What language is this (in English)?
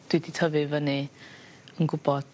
Welsh